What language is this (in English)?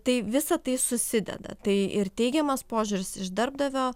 Lithuanian